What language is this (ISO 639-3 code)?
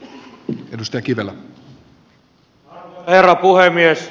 fin